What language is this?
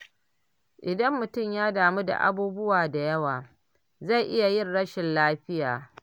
Hausa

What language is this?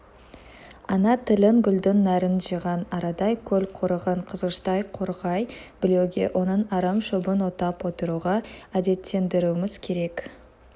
Kazakh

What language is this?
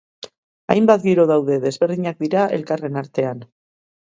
Basque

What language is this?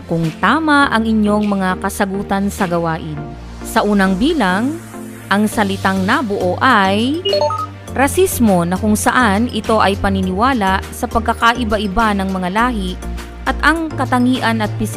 Filipino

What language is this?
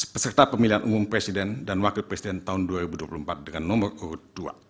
Indonesian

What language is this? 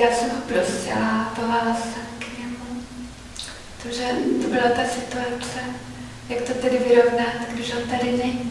Czech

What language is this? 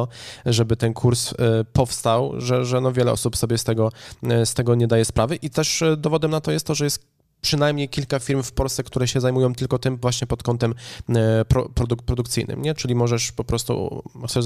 Polish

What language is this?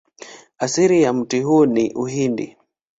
Swahili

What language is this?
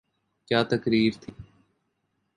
Urdu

